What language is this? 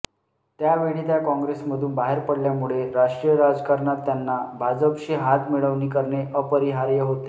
Marathi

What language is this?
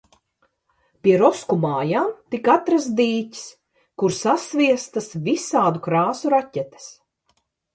Latvian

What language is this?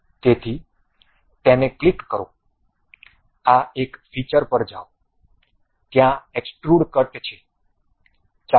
Gujarati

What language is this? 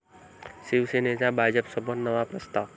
Marathi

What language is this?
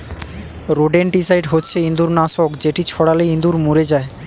Bangla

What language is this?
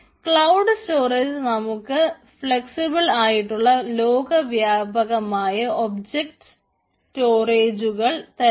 Malayalam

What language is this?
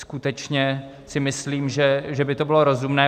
Czech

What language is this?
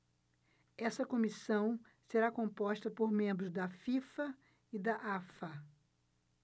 Portuguese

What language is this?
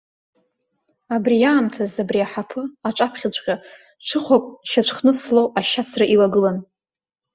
Abkhazian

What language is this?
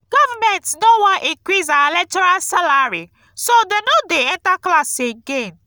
Nigerian Pidgin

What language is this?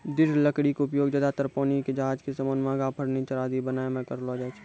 Maithili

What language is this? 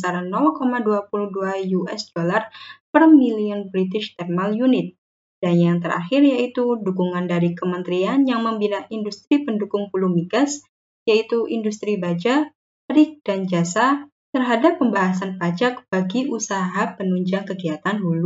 Indonesian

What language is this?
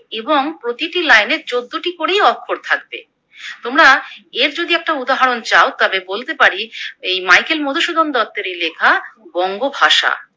Bangla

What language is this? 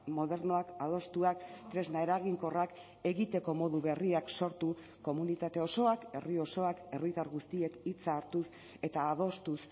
Basque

